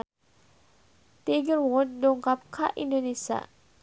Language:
Sundanese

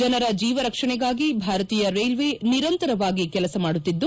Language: Kannada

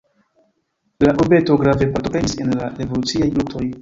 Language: Esperanto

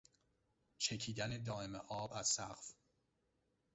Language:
Persian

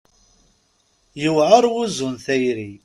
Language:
Kabyle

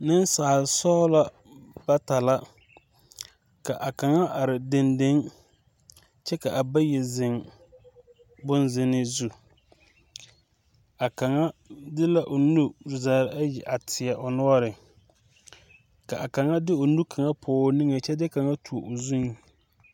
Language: Southern Dagaare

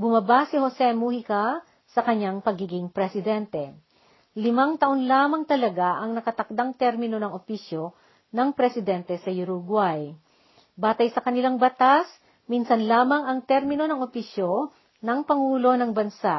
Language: Filipino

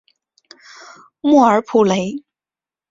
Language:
Chinese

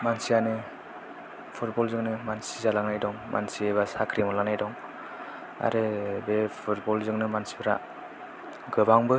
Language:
Bodo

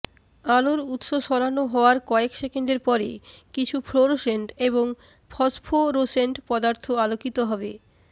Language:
Bangla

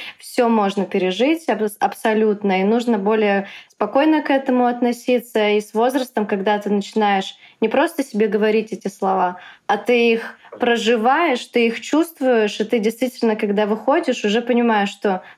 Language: Russian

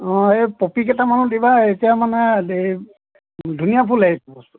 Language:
Assamese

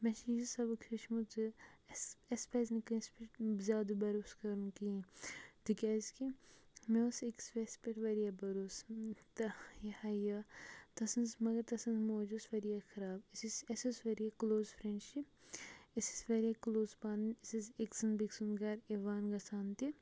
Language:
Kashmiri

